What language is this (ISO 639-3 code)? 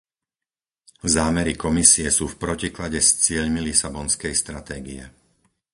slk